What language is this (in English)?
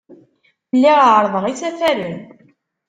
Kabyle